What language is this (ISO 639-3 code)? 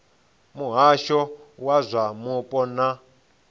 ven